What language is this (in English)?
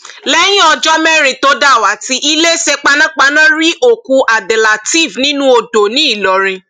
Yoruba